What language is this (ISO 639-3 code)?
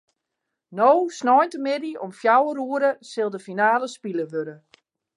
fry